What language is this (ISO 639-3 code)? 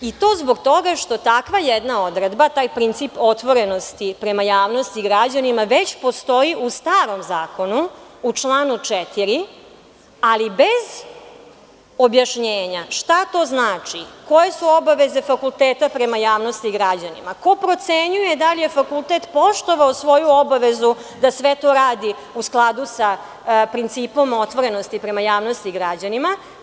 srp